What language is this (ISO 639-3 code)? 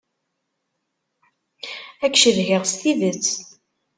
kab